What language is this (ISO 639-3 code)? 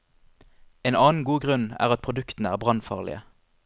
nor